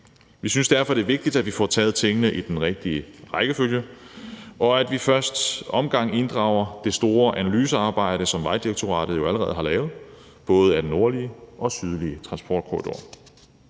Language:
Danish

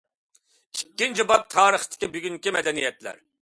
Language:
Uyghur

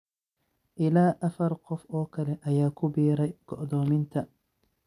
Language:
Somali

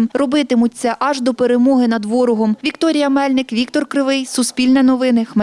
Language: Ukrainian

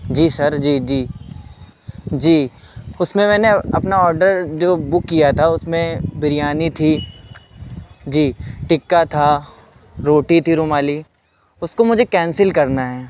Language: Urdu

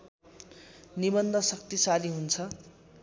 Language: Nepali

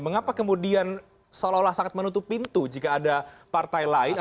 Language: Indonesian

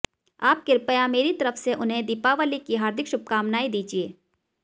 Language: Hindi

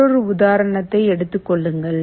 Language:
Tamil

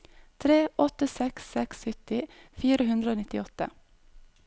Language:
Norwegian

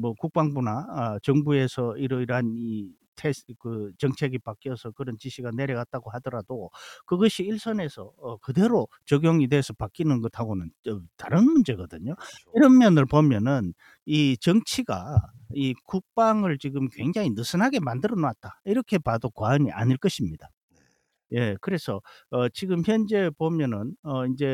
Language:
Korean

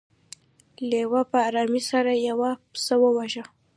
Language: Pashto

